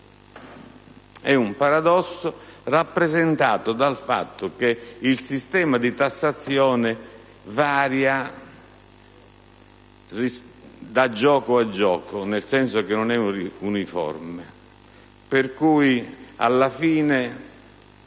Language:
Italian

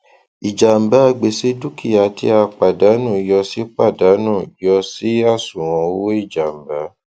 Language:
Yoruba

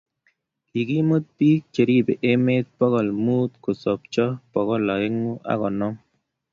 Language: Kalenjin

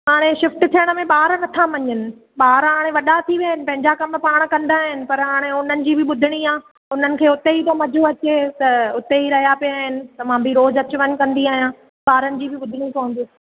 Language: Sindhi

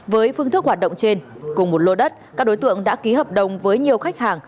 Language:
Vietnamese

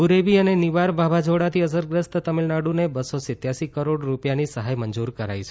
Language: Gujarati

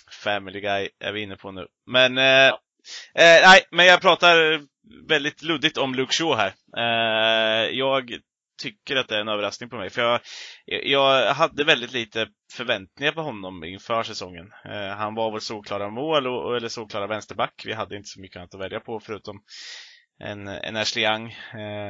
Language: Swedish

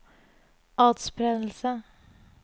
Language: Norwegian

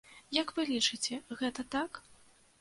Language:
Belarusian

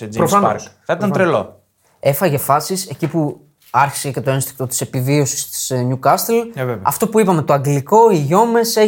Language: Greek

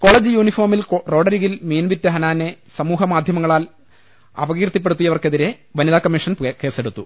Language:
Malayalam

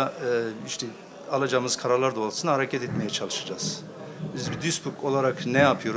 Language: Turkish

